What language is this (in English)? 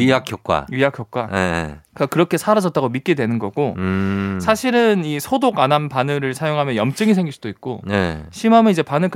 Korean